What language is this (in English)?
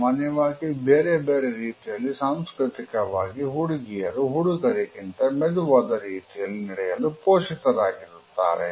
Kannada